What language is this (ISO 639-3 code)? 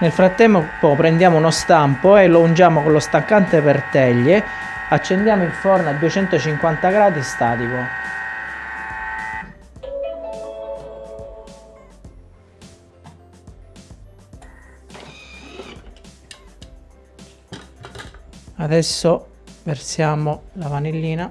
ita